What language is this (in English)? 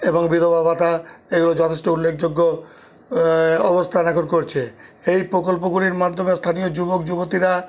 Bangla